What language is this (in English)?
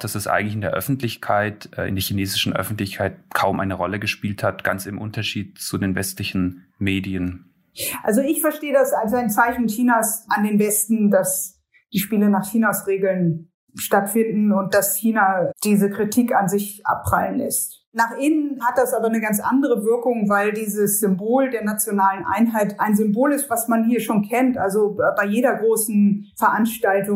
German